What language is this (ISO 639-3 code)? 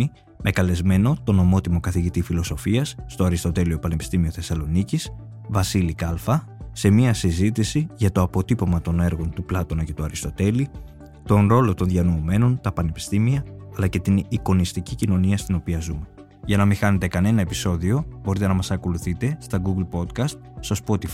ell